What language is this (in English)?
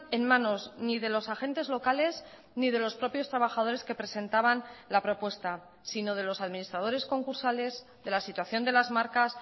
Spanish